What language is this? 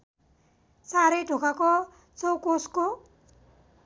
Nepali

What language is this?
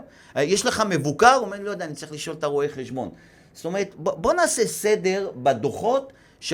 Hebrew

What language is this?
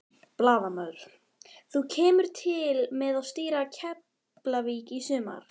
Icelandic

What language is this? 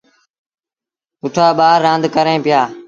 Sindhi Bhil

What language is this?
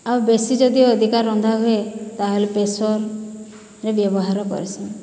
Odia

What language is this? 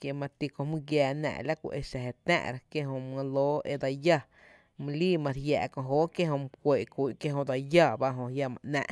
Tepinapa Chinantec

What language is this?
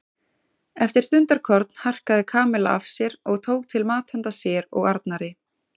Icelandic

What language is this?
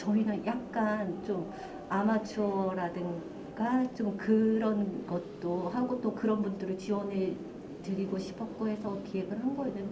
Korean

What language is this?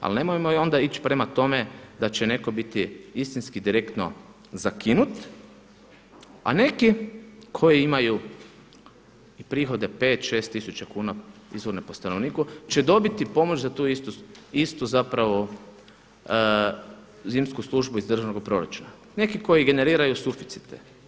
Croatian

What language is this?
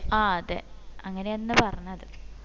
Malayalam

